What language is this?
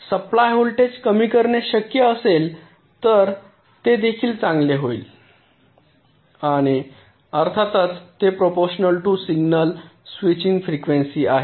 Marathi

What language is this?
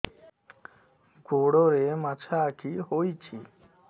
Odia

